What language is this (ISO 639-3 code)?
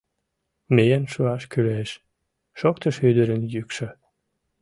chm